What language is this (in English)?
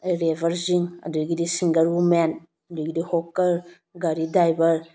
Manipuri